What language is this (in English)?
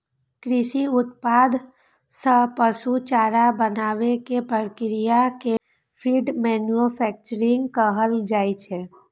Maithili